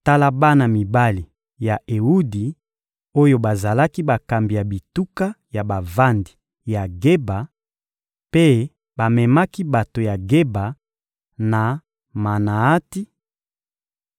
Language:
Lingala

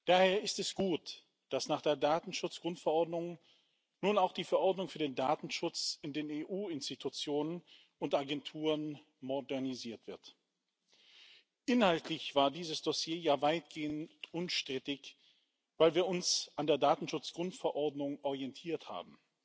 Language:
German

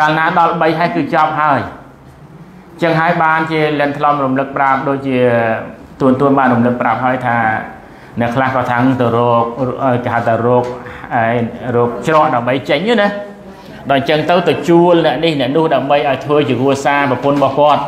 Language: Thai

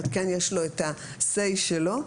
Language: Hebrew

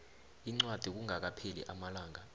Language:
South Ndebele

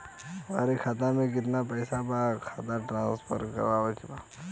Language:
Bhojpuri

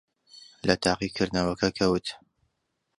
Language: Central Kurdish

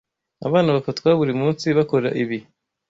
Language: Kinyarwanda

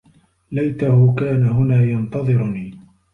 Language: Arabic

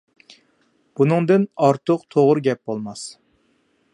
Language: Uyghur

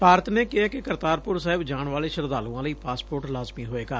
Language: Punjabi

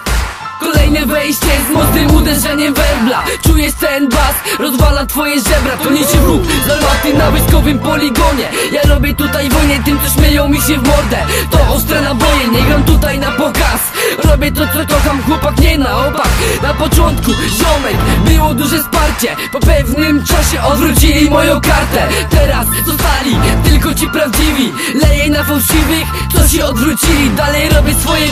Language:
Romanian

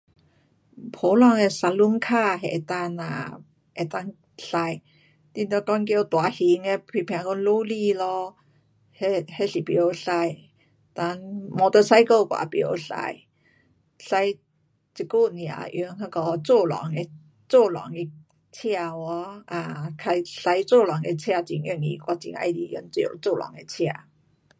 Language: Pu-Xian Chinese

